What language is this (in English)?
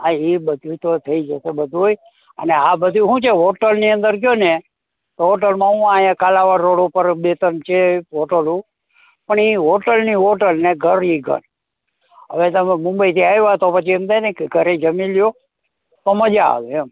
Gujarati